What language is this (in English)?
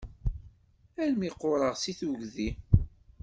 Kabyle